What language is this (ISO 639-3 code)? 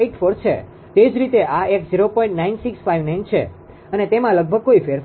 guj